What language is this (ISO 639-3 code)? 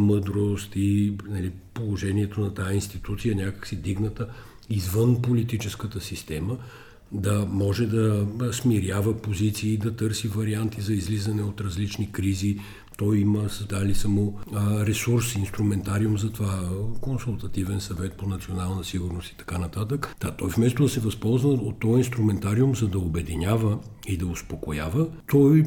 bul